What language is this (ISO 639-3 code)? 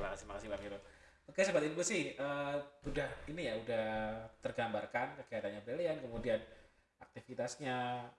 ind